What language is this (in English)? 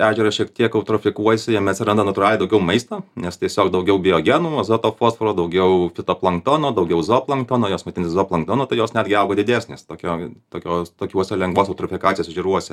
Lithuanian